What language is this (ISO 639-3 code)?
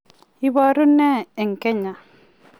kln